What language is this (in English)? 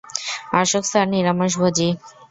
Bangla